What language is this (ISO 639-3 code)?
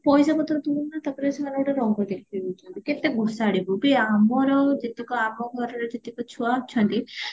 ori